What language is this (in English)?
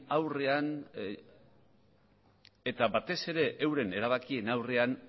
Basque